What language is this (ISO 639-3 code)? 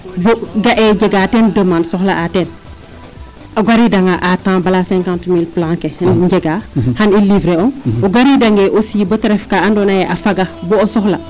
srr